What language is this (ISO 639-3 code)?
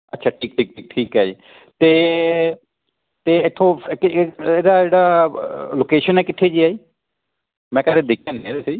pan